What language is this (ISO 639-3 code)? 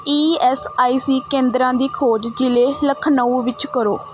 pan